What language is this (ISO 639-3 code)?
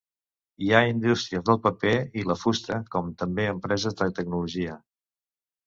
cat